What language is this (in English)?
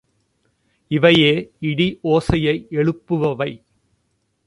Tamil